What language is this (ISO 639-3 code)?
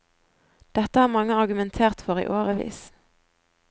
nor